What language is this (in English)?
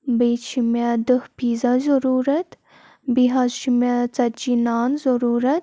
Kashmiri